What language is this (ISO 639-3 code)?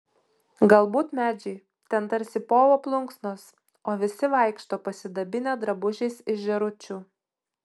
lit